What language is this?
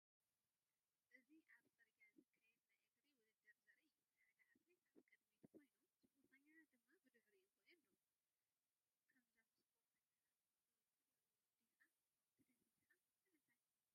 Tigrinya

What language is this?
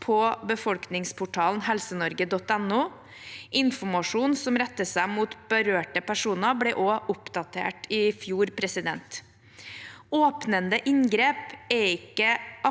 Norwegian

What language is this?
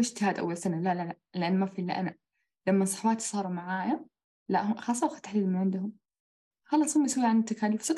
Arabic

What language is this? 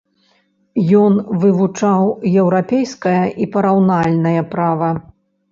Belarusian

